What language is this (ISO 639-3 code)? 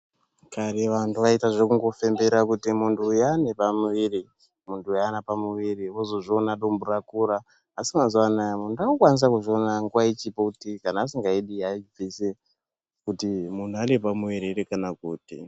ndc